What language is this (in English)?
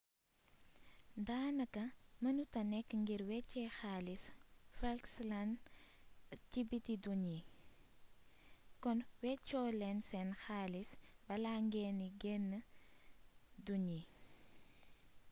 Wolof